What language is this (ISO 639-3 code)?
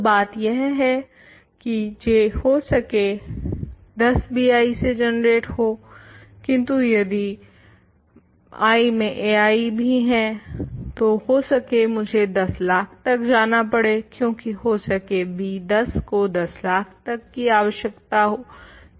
hin